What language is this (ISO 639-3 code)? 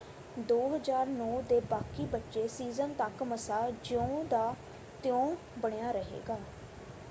pan